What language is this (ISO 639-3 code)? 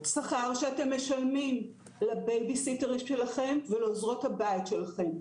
heb